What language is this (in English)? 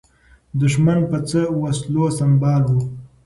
Pashto